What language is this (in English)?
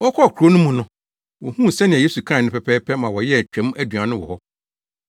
Akan